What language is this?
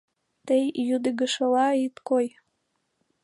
Mari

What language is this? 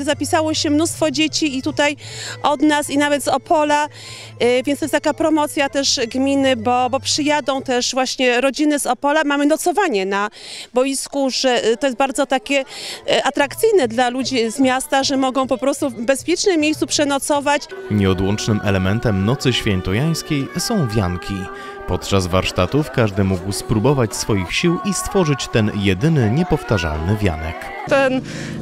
Polish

